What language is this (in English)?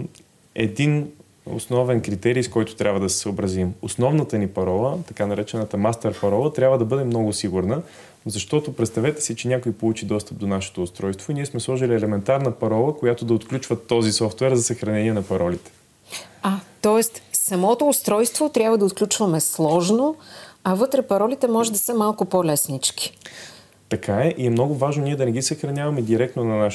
Bulgarian